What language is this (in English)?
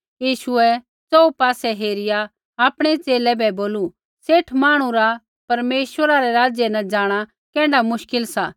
Kullu Pahari